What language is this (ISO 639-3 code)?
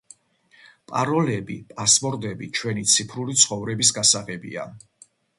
kat